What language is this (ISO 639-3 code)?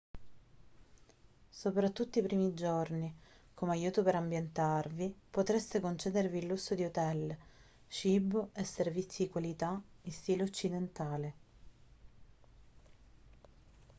ita